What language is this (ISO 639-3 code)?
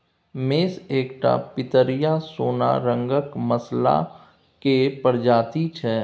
mai